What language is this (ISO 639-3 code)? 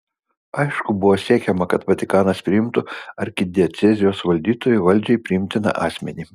lit